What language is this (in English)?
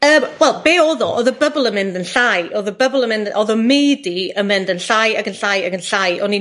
Welsh